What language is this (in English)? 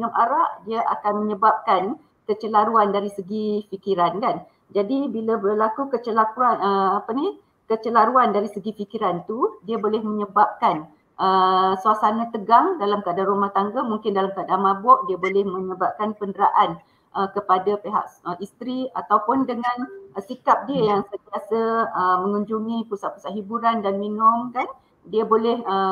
Malay